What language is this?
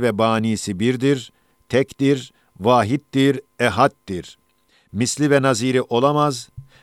Turkish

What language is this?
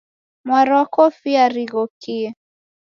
Taita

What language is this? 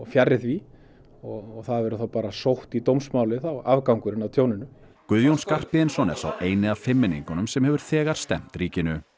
Icelandic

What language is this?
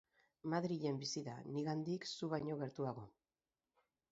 Basque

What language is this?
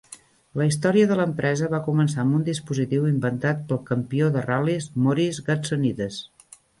Catalan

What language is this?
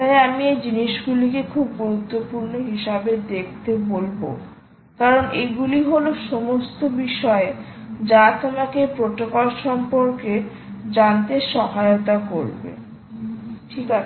Bangla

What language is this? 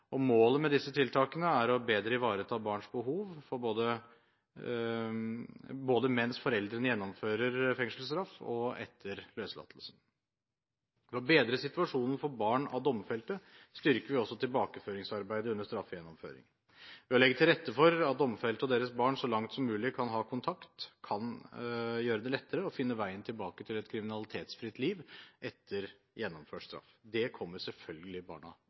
Norwegian Bokmål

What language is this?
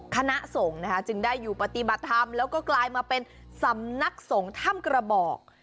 Thai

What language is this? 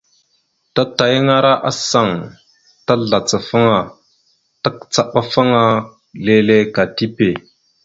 Mada (Cameroon)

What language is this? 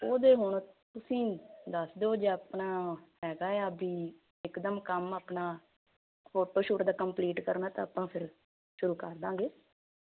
Punjabi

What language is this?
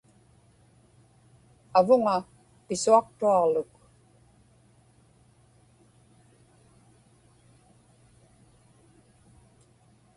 Inupiaq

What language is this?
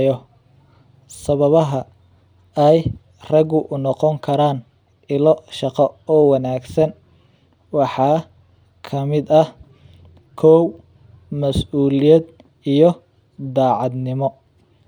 Somali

